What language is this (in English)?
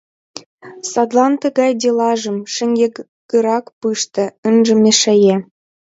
Mari